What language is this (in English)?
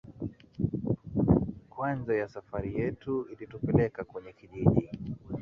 Swahili